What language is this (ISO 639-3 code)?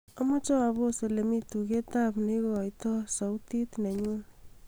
kln